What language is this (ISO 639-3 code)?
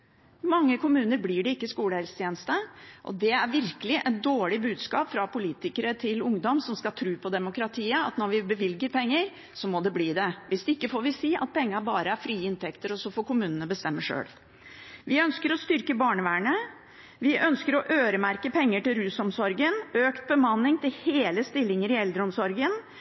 nob